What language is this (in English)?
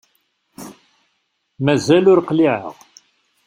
Kabyle